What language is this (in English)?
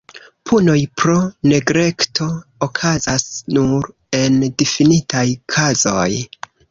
Esperanto